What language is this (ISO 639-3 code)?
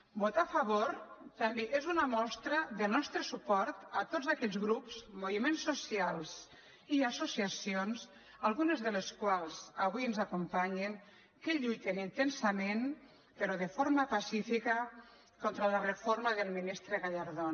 cat